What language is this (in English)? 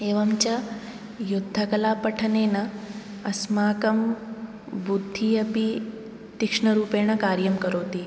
Sanskrit